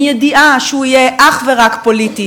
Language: Hebrew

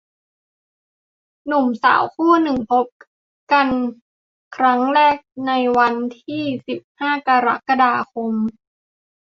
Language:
Thai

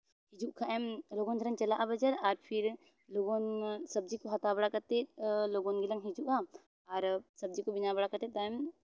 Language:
Santali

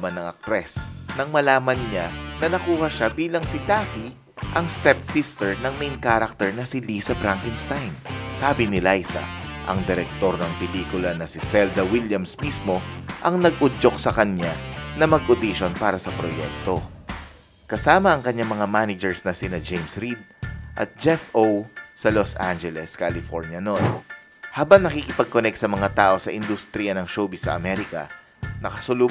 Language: Filipino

